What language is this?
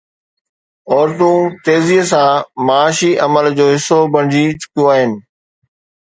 Sindhi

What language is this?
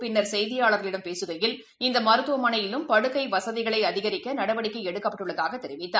Tamil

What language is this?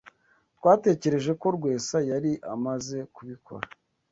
Kinyarwanda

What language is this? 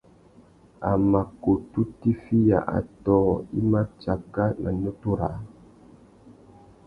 Tuki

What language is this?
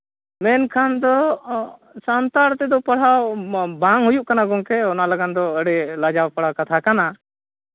Santali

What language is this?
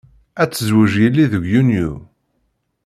Kabyle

